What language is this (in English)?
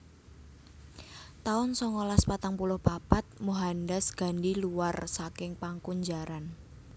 Javanese